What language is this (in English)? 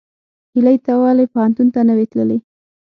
Pashto